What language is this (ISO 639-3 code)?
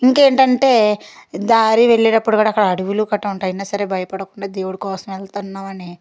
tel